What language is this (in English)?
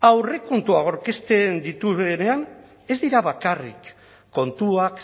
Basque